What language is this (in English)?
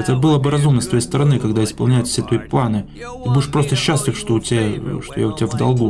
Russian